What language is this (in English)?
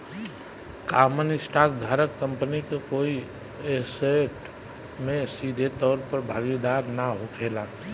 Bhojpuri